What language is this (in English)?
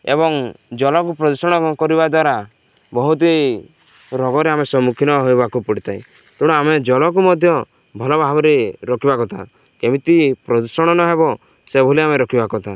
Odia